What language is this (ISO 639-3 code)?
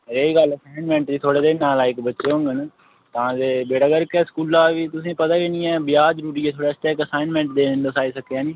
doi